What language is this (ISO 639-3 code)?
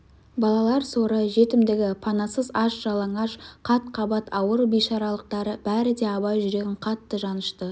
kaz